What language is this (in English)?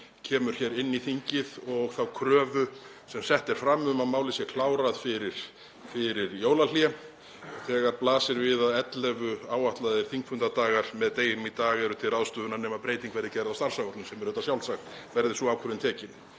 Icelandic